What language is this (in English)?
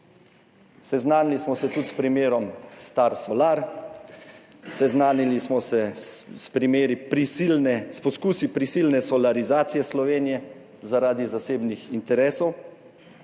Slovenian